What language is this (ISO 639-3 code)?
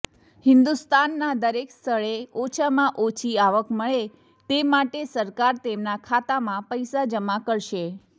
guj